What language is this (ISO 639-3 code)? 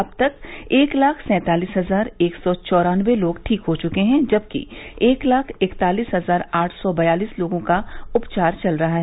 hin